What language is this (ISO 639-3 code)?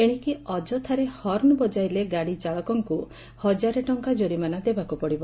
ori